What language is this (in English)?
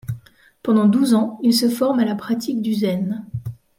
French